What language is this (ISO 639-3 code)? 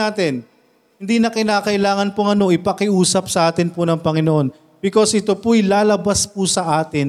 fil